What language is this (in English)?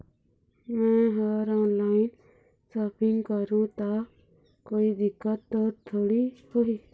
Chhattisgarhi